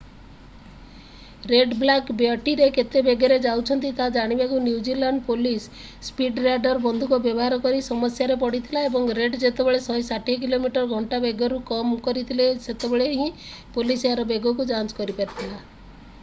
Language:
Odia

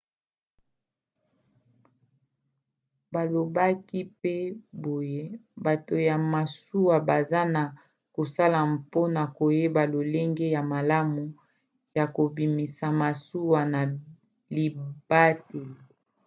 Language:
Lingala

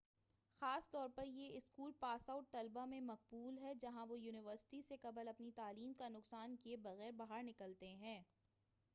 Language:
Urdu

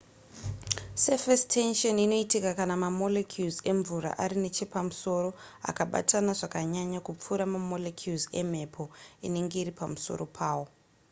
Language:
Shona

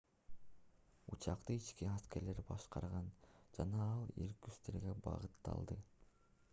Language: Kyrgyz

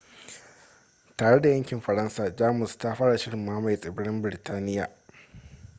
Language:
Hausa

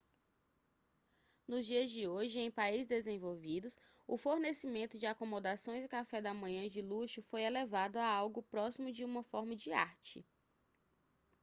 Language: Portuguese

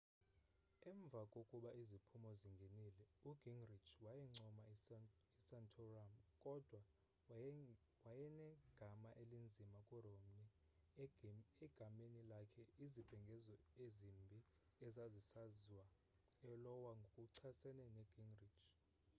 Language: Xhosa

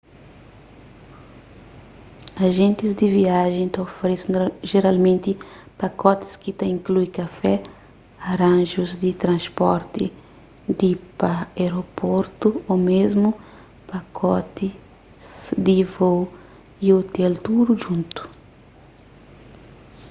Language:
Kabuverdianu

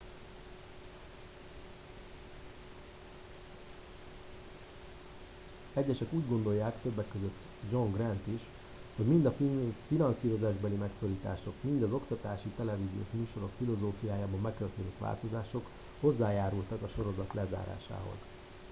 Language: Hungarian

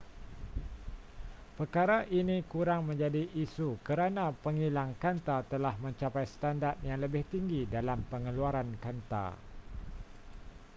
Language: Malay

